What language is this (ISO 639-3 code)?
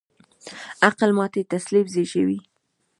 pus